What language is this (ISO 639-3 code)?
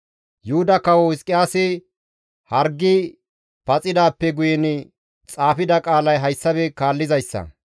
gmv